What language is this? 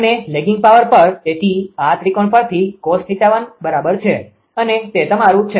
Gujarati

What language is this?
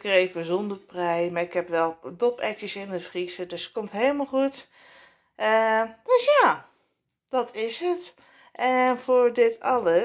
Dutch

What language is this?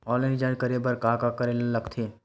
Chhattisgarhi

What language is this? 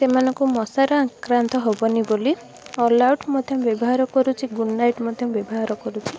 Odia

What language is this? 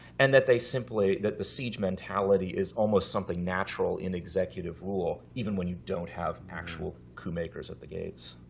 English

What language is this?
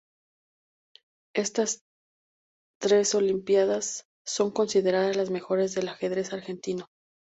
Spanish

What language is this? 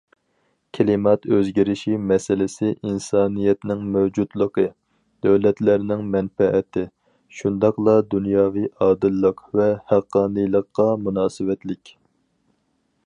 Uyghur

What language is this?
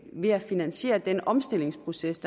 Danish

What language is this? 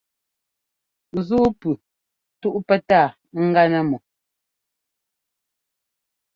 Ngomba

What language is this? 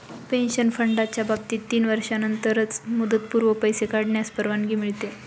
Marathi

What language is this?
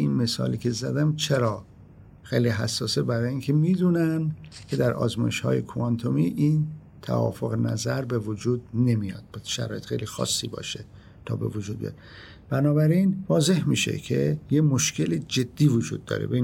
Persian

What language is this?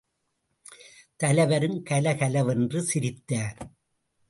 Tamil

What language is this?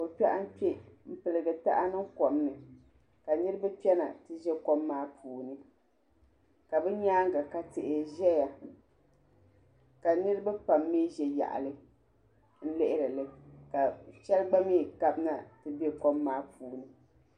Dagbani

